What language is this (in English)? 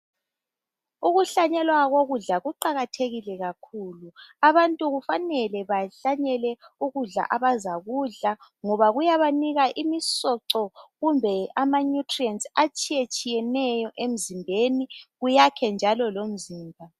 North Ndebele